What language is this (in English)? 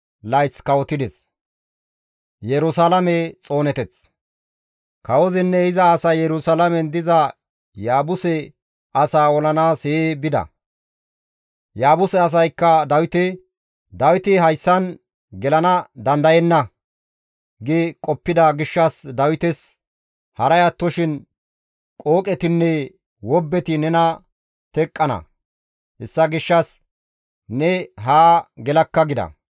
Gamo